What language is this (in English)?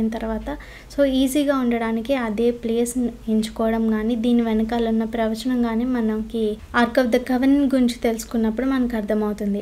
Telugu